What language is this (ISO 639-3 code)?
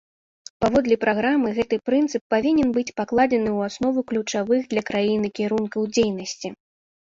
bel